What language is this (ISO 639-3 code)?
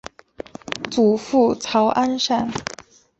zho